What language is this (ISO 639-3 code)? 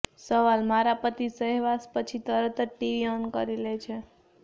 guj